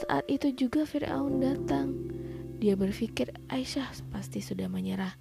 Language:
Indonesian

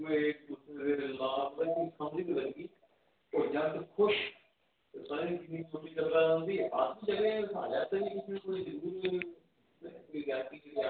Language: Dogri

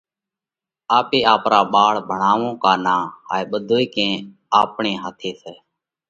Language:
Parkari Koli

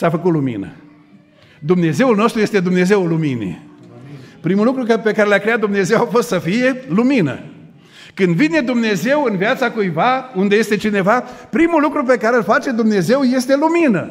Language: Romanian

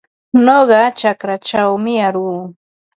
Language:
Ambo-Pasco Quechua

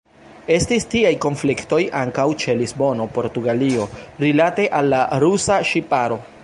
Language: Esperanto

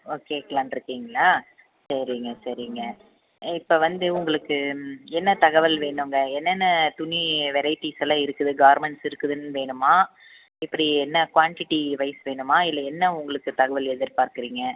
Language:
Tamil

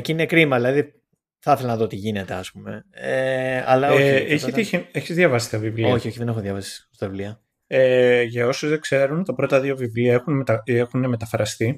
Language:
Greek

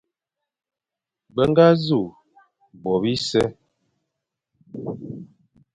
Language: Fang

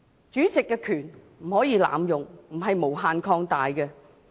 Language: Cantonese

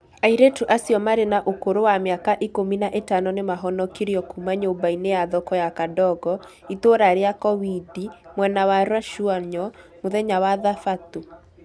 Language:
Kikuyu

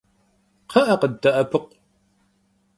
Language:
Kabardian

